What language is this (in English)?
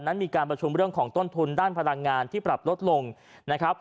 Thai